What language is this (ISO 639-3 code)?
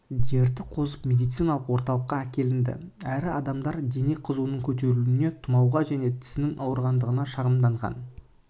kaz